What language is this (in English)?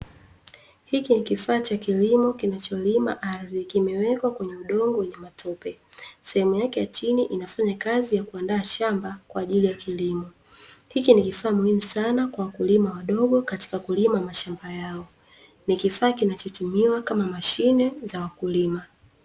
Swahili